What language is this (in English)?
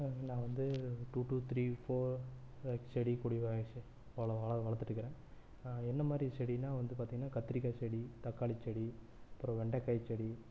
Tamil